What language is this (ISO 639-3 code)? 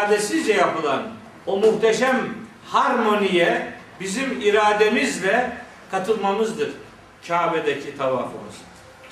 tur